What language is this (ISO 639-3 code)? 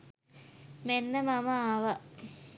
sin